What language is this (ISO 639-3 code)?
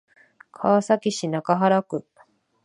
jpn